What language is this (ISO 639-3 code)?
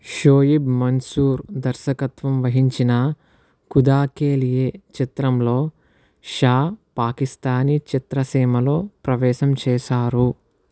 tel